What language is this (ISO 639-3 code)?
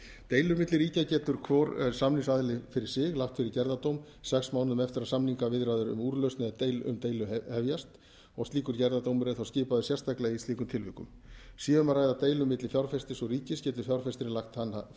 isl